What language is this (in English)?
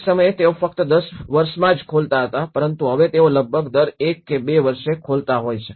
Gujarati